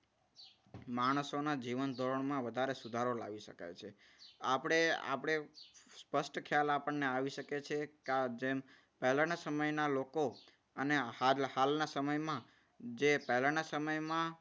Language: Gujarati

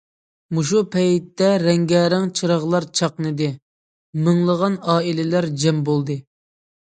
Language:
Uyghur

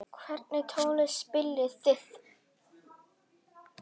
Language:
Icelandic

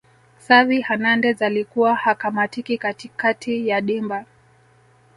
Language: Swahili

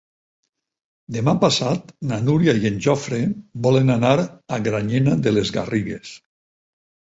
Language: Catalan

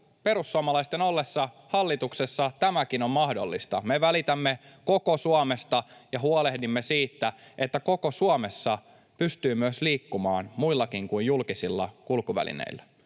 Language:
Finnish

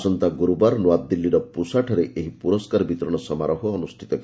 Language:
Odia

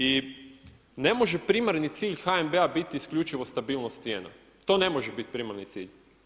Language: Croatian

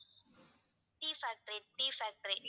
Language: Tamil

